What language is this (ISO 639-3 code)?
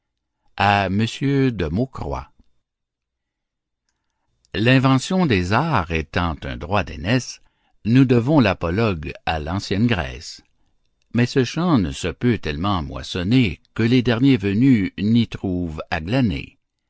fra